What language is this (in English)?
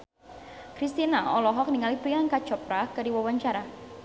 Sundanese